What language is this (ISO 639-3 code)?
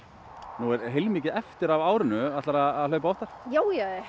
isl